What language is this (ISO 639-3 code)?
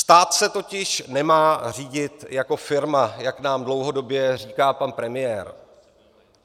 ces